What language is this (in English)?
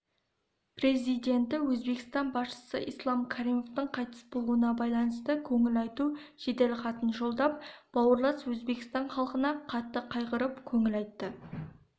Kazakh